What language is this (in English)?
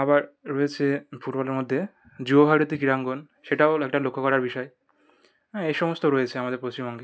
Bangla